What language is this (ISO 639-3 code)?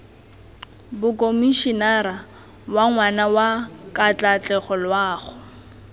tsn